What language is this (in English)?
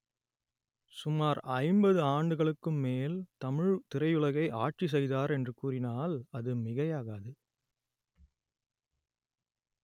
Tamil